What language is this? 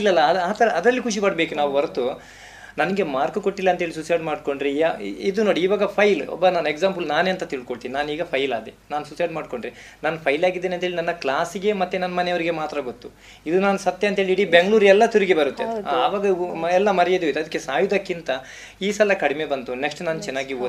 Kannada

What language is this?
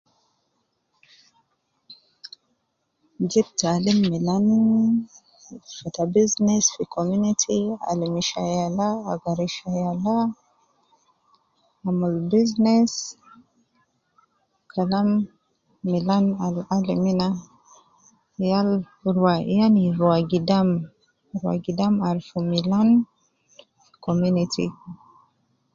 Nubi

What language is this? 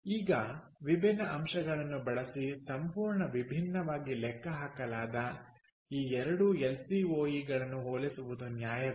Kannada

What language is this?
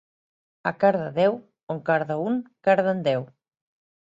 Catalan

